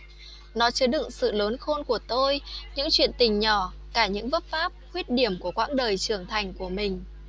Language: Vietnamese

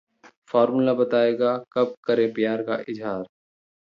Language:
Hindi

